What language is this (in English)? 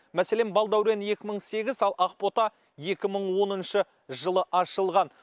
Kazakh